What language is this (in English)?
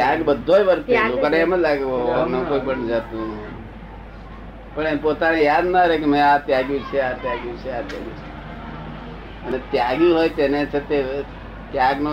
Gujarati